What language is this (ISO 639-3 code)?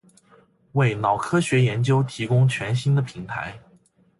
zho